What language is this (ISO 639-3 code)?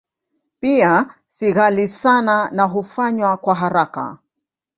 swa